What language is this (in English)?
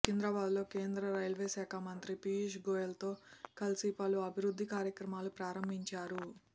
Telugu